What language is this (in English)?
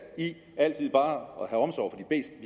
Danish